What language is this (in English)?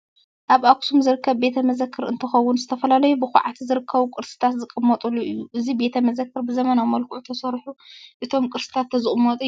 Tigrinya